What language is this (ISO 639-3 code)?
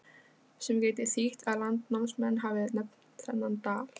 isl